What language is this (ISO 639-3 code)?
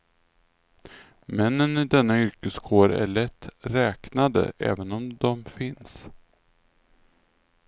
swe